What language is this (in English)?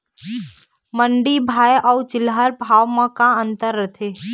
Chhattisgarhi